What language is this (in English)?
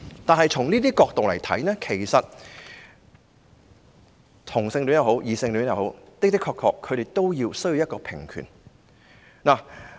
Cantonese